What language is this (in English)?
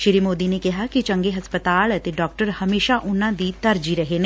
Punjabi